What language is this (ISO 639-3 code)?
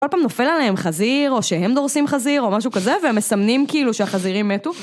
heb